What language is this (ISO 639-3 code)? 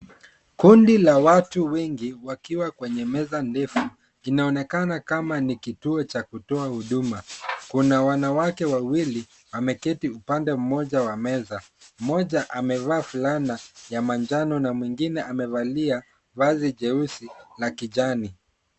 swa